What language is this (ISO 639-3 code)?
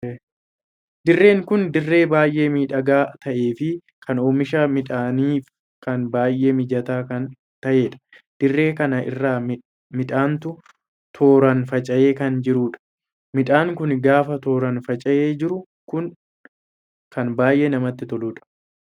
orm